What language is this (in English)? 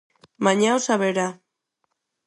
Galician